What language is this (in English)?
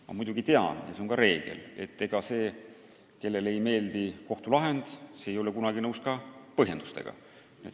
Estonian